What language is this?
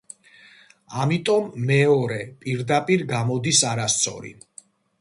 Georgian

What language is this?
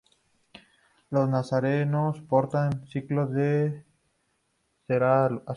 Spanish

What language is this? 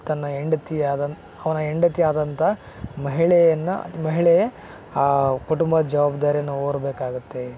Kannada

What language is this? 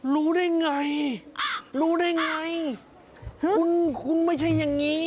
Thai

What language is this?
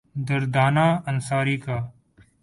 Urdu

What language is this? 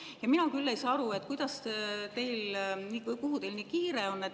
Estonian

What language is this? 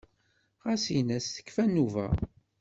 Kabyle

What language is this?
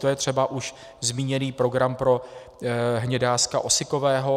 Czech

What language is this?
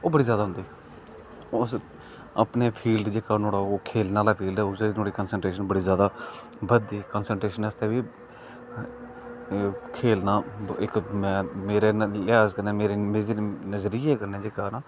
Dogri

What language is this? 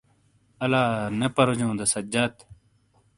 Shina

